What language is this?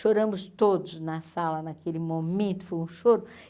Portuguese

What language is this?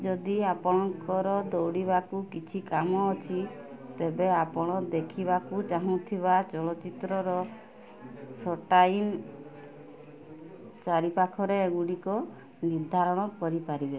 Odia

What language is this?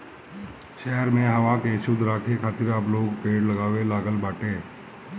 Bhojpuri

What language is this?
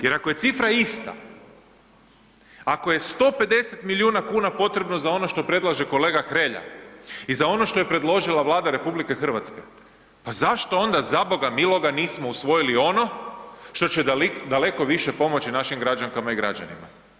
Croatian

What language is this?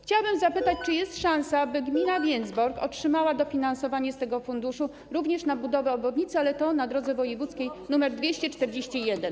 Polish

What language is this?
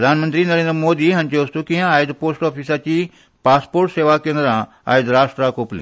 Konkani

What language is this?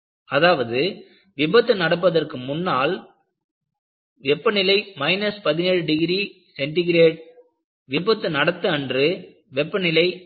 Tamil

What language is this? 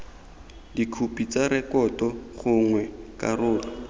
Tswana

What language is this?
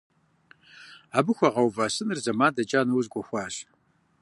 Kabardian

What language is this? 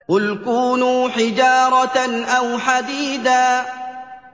Arabic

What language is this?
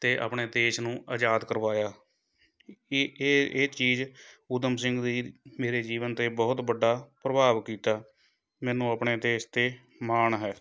Punjabi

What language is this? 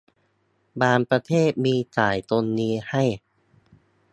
Thai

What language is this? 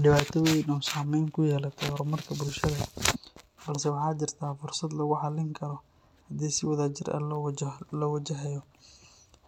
Somali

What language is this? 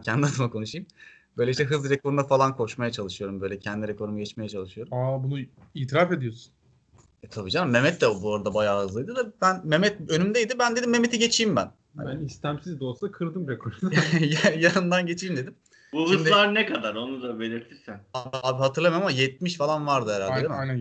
Turkish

